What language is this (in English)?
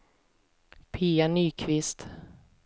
Swedish